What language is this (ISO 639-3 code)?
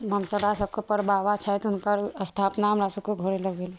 mai